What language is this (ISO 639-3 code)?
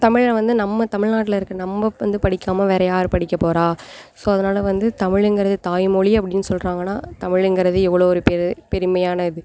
tam